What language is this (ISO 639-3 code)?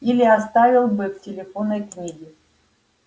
rus